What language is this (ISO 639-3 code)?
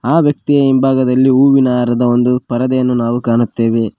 kan